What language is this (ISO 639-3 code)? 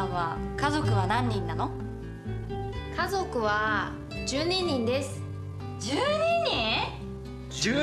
jpn